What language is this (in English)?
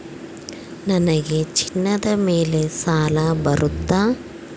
Kannada